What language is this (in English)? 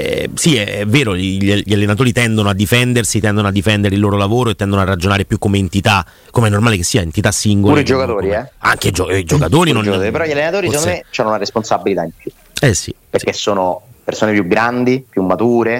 Italian